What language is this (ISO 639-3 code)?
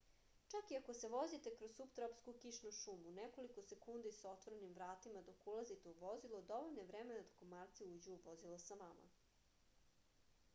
srp